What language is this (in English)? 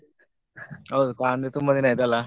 Kannada